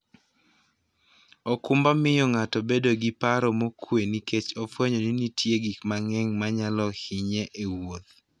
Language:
Luo (Kenya and Tanzania)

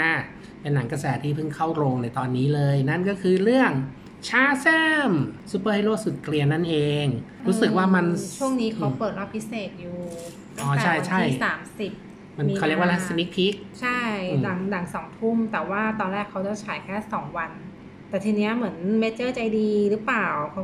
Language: Thai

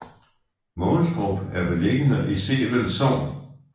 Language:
Danish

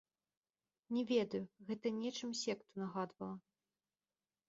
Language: Belarusian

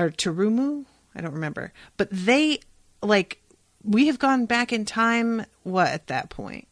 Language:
English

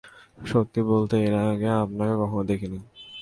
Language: Bangla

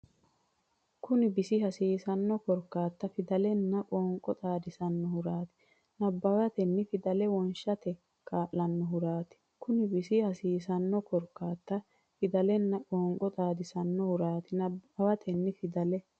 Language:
Sidamo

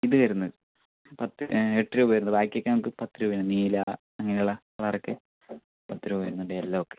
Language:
Malayalam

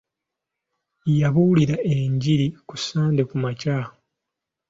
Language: Ganda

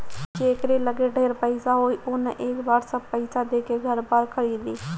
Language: Bhojpuri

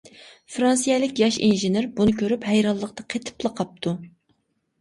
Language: Uyghur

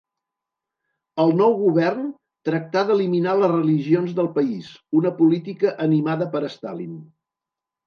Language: Catalan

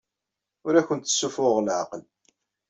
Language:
Kabyle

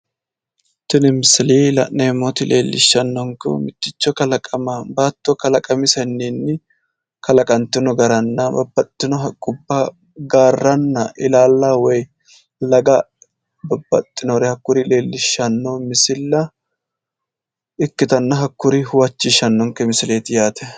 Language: Sidamo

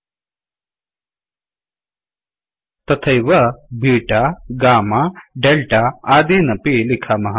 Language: Sanskrit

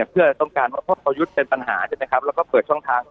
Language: Thai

